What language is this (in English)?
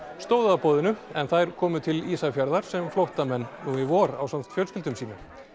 Icelandic